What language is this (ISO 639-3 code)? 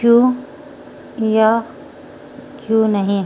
urd